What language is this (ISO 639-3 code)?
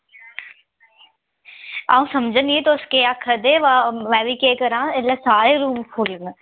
doi